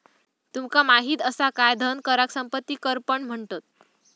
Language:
Marathi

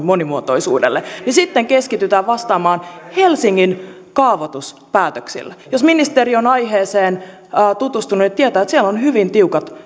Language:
Finnish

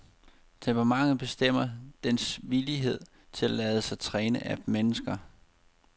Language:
Danish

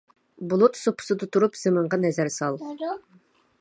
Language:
Uyghur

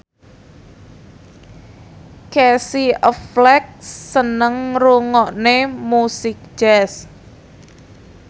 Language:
Javanese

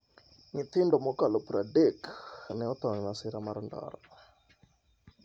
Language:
Luo (Kenya and Tanzania)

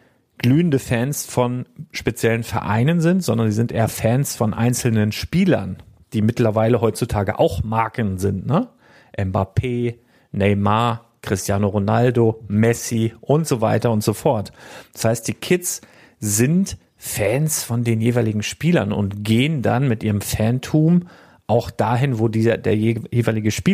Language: German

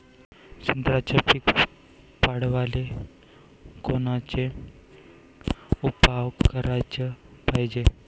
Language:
Marathi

